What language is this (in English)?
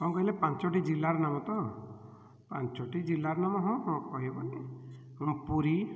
Odia